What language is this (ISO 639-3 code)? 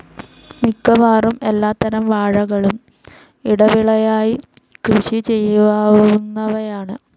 mal